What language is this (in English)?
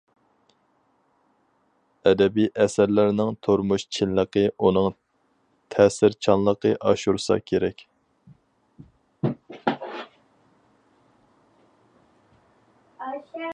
Uyghur